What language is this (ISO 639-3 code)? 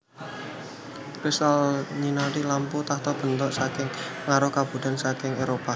jav